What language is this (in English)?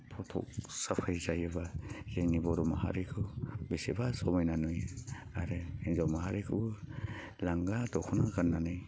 Bodo